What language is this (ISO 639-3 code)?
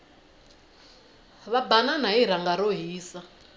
tso